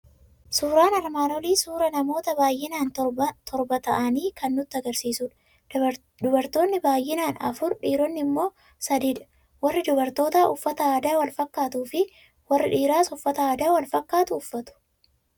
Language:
Oromo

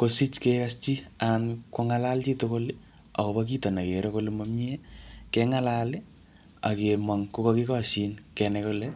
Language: Kalenjin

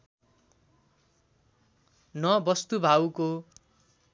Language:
Nepali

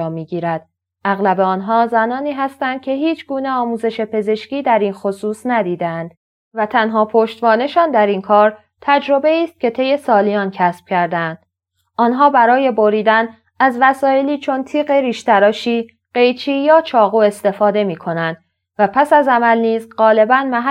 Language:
Persian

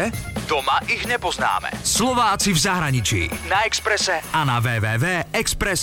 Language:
Slovak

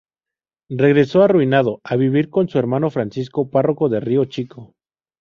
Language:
Spanish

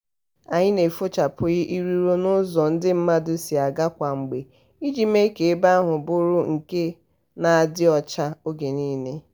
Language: Igbo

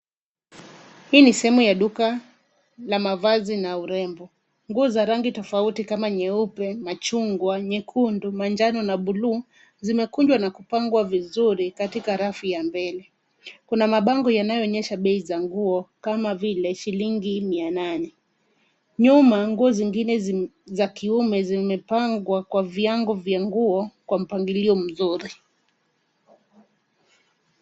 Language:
Swahili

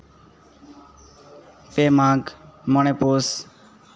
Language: Santali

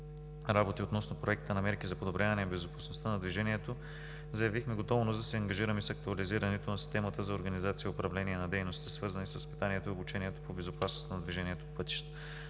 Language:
Bulgarian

